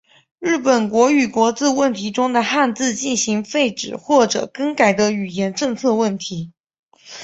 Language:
Chinese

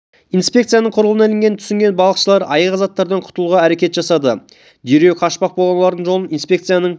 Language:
Kazakh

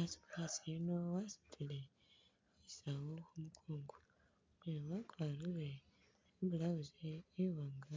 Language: Masaaba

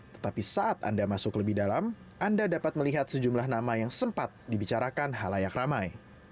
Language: Indonesian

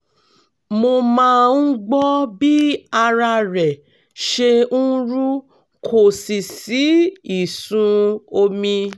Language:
Yoruba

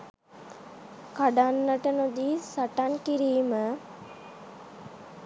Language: Sinhala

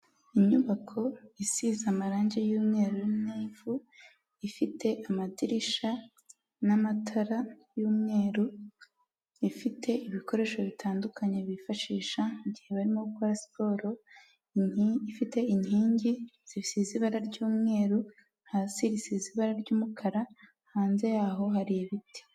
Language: Kinyarwanda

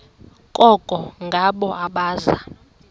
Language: Xhosa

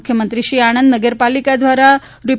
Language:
Gujarati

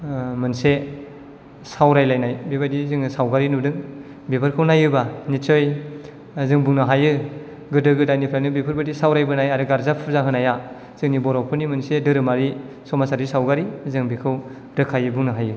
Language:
Bodo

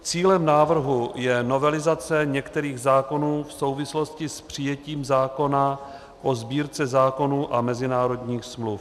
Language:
Czech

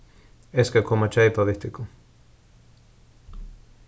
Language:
Faroese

